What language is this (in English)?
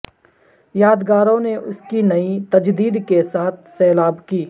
Urdu